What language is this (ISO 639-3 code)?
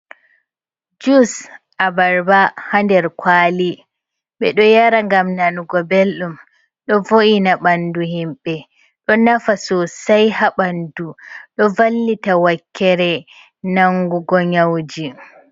ful